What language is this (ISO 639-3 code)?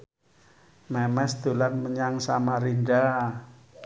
jav